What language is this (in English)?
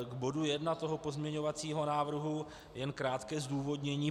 Czech